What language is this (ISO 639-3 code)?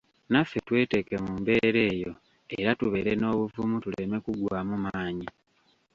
lug